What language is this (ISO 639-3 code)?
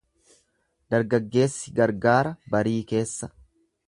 orm